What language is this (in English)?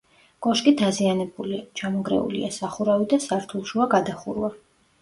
Georgian